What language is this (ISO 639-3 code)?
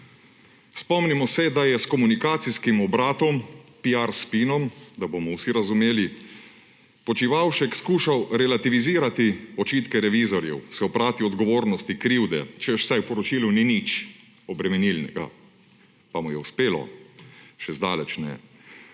slv